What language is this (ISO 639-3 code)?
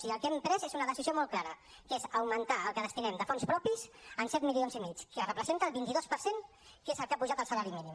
cat